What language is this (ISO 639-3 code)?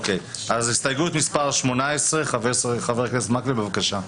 heb